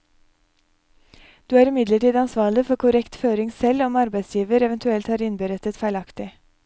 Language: Norwegian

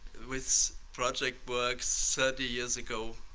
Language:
English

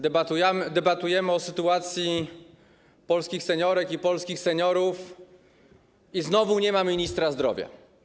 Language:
Polish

